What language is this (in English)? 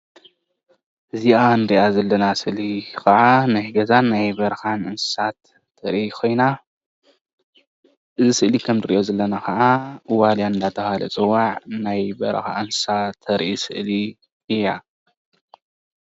Tigrinya